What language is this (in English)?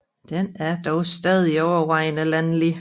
Danish